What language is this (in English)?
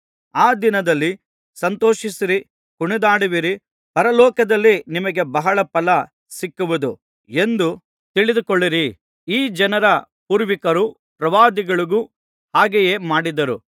Kannada